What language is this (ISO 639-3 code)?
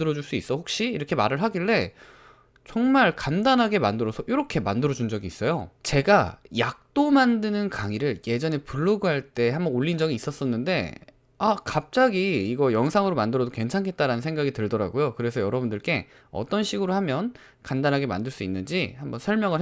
kor